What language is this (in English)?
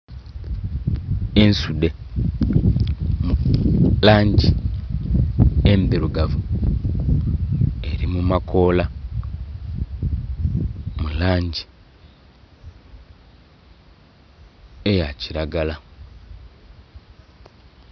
Soga